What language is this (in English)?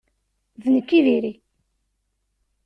Kabyle